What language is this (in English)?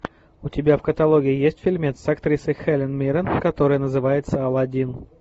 Russian